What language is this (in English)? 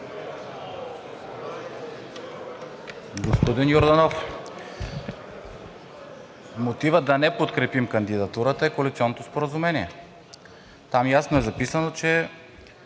Bulgarian